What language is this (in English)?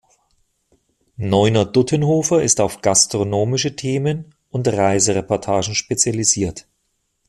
German